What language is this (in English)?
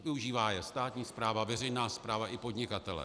Czech